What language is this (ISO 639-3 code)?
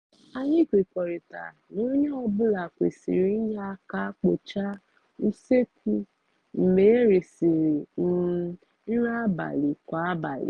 ibo